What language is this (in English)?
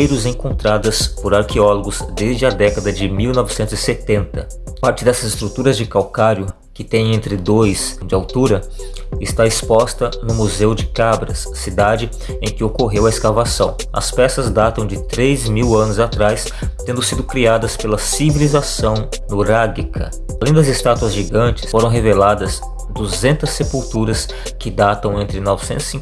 Portuguese